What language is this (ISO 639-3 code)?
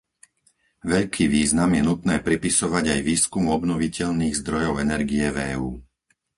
slk